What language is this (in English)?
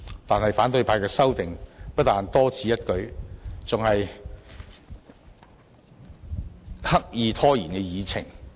Cantonese